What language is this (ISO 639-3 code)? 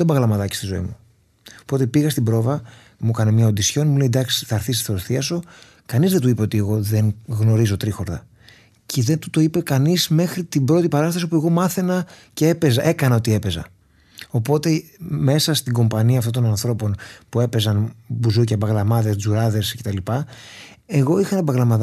ell